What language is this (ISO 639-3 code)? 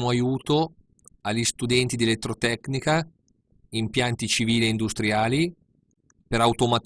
ita